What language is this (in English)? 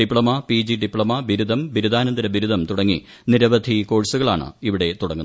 Malayalam